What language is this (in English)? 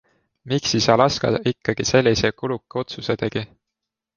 Estonian